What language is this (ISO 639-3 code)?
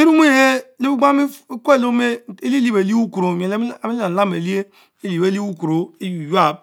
mfo